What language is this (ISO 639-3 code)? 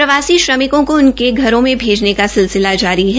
hin